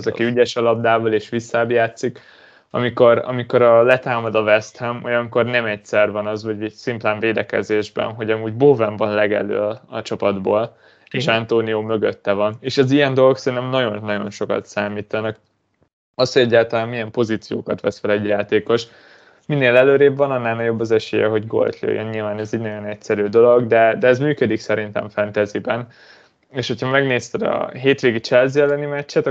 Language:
Hungarian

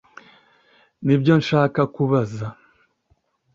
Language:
Kinyarwanda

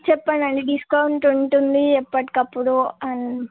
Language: Telugu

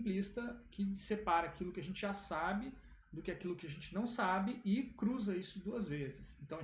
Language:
Portuguese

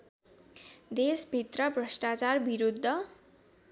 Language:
Nepali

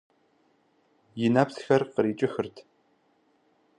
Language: Kabardian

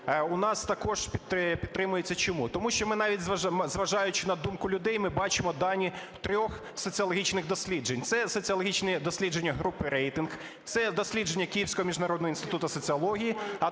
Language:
Ukrainian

